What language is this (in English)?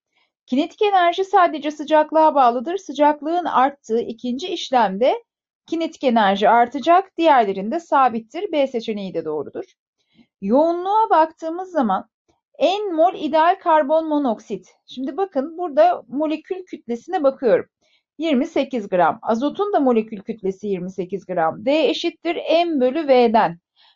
Turkish